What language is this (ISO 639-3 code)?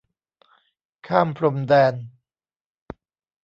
tha